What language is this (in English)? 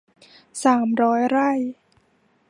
Thai